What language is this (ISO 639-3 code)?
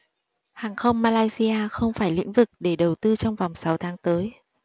vie